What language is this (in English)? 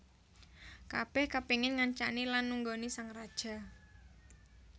Javanese